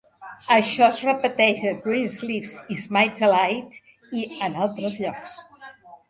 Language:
Catalan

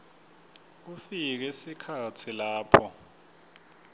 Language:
Swati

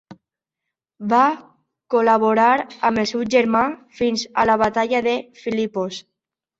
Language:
Catalan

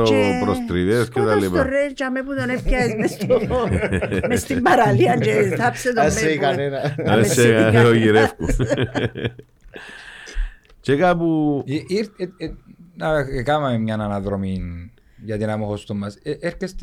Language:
Greek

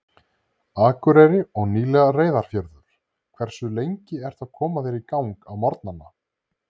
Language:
Icelandic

